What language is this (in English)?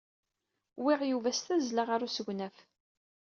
Kabyle